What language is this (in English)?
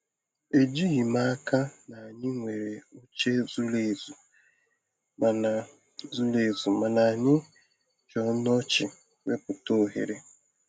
Igbo